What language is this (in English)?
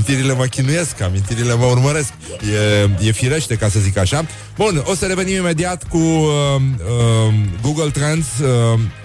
Romanian